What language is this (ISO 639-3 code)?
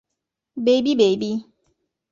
ita